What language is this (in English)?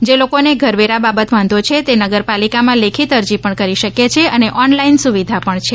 Gujarati